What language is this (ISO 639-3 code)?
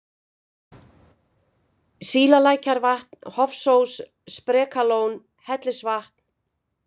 isl